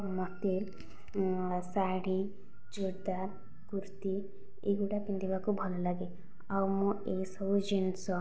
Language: Odia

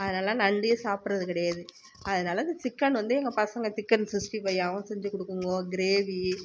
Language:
Tamil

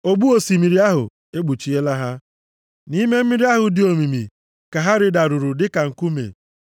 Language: Igbo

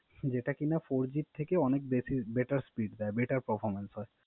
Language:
Bangla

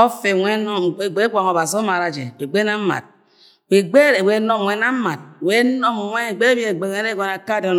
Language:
Agwagwune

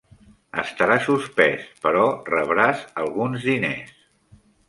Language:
Catalan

